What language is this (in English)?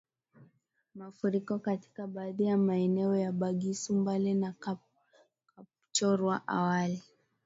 Swahili